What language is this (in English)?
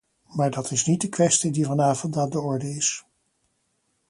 Dutch